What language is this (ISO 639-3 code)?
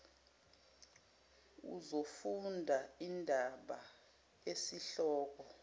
zul